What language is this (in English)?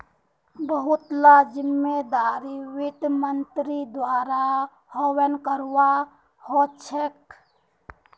Magahi